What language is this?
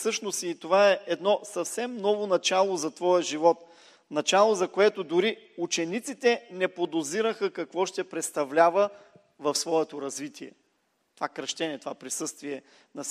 Bulgarian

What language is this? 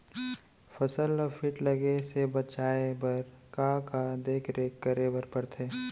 Chhattisgarhi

